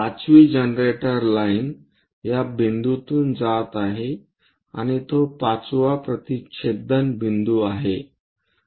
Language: Marathi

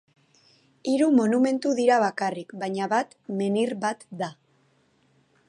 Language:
Basque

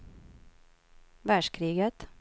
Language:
Swedish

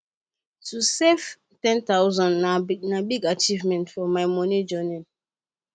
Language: Nigerian Pidgin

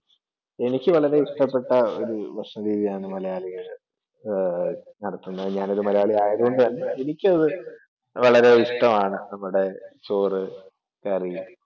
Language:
Malayalam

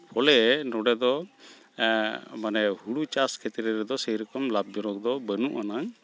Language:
Santali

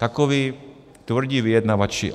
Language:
Czech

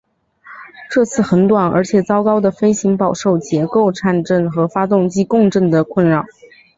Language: Chinese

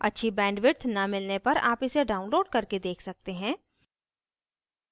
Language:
Hindi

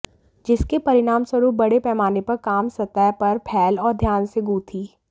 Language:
Hindi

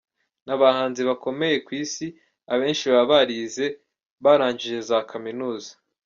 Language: Kinyarwanda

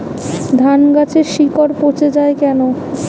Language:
Bangla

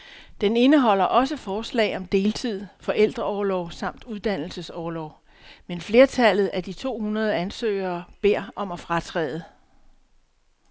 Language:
Danish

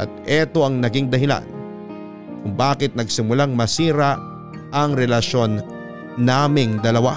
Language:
Filipino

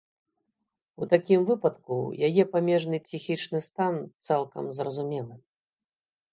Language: Belarusian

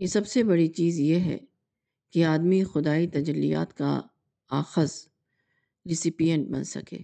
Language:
Urdu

